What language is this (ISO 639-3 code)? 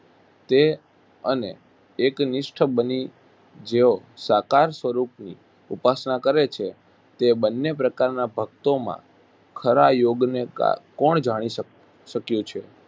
guj